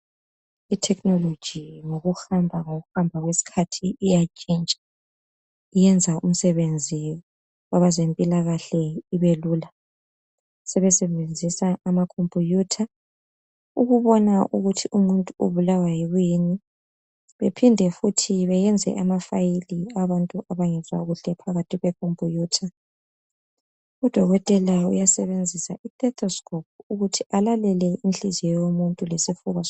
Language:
North Ndebele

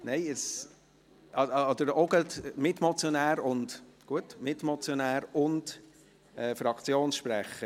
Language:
Swiss German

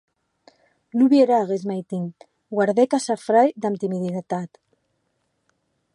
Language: Occitan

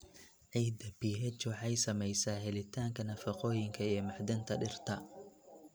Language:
Somali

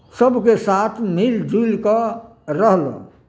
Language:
Maithili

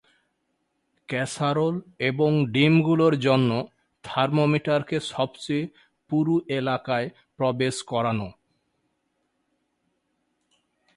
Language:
Bangla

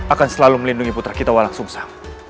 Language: Indonesian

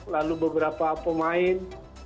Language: Indonesian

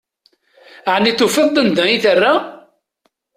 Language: Kabyle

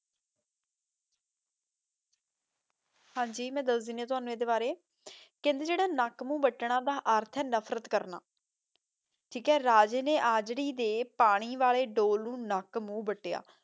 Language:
Punjabi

